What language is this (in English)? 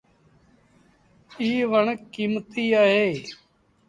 Sindhi Bhil